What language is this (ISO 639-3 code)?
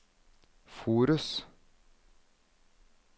nor